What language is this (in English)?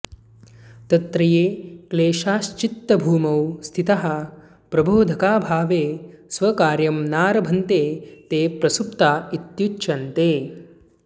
Sanskrit